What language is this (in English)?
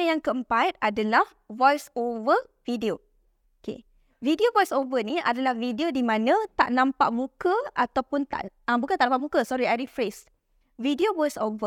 Malay